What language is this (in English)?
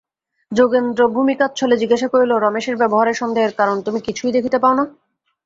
Bangla